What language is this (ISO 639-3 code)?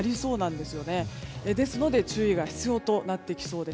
jpn